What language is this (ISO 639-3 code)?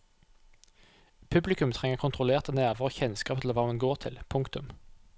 nor